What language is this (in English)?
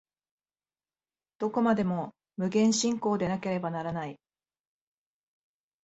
Japanese